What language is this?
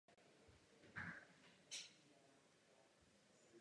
Czech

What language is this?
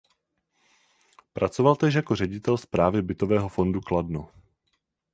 Czech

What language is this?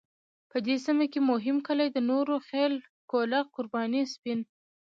Pashto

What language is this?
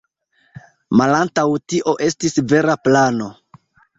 Esperanto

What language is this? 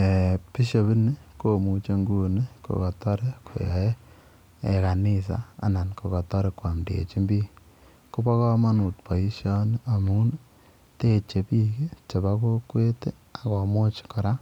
Kalenjin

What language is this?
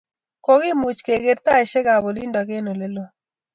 Kalenjin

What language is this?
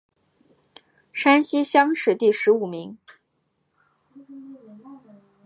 Chinese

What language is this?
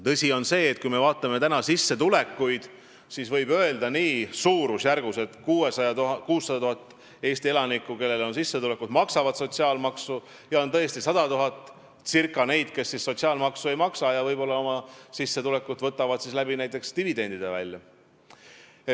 Estonian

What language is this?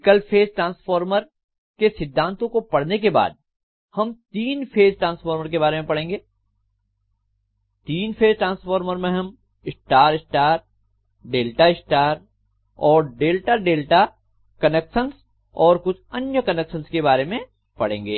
Hindi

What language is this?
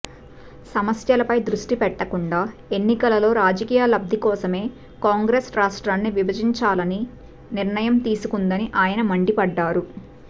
Telugu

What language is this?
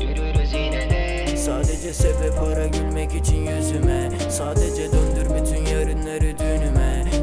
Turkish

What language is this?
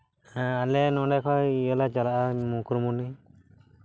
Santali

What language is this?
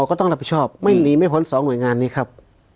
Thai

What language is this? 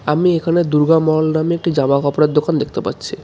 Bangla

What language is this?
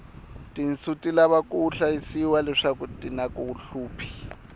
Tsonga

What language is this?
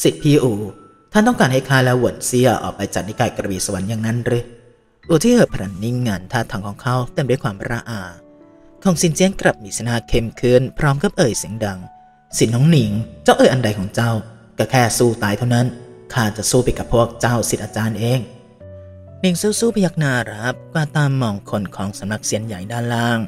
Thai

